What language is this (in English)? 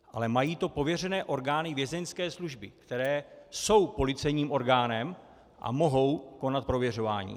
Czech